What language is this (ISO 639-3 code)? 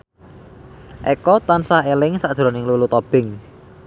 jav